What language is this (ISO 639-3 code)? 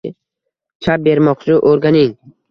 uzb